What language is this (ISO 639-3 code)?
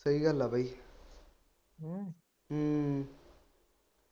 pan